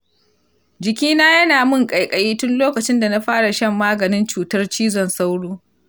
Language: Hausa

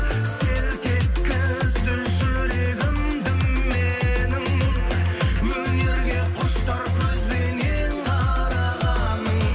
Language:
Kazakh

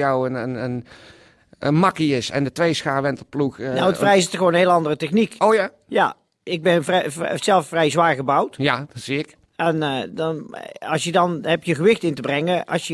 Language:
Dutch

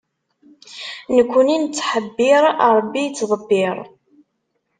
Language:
Kabyle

